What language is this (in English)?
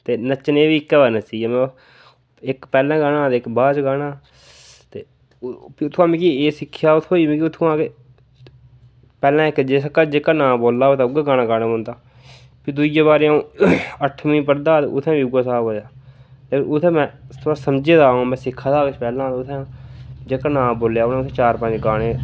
Dogri